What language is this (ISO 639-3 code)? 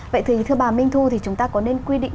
vie